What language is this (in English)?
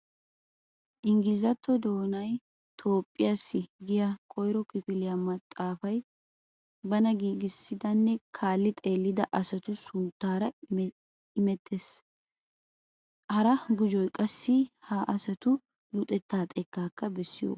Wolaytta